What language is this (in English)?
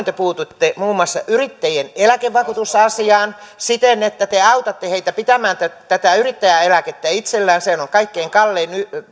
Finnish